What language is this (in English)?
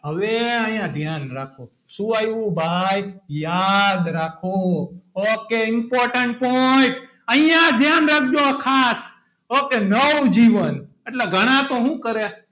Gujarati